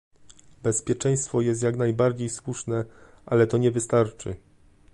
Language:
Polish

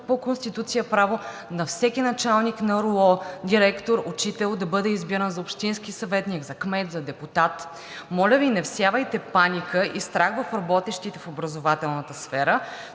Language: Bulgarian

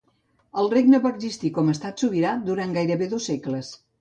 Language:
Catalan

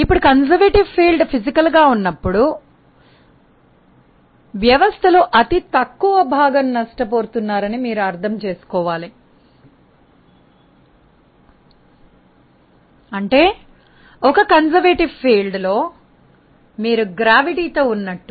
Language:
Telugu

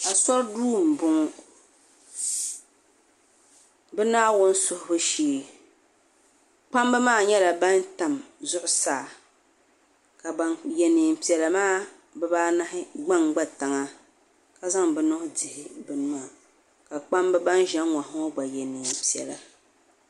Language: Dagbani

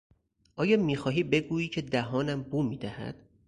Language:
Persian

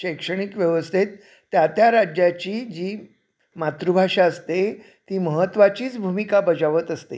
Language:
Marathi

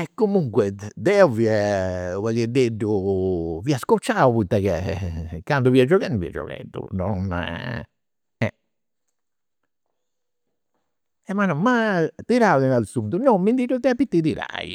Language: Campidanese Sardinian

